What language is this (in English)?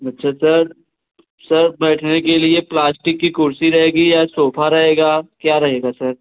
Hindi